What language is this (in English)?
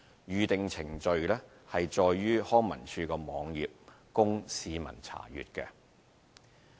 Cantonese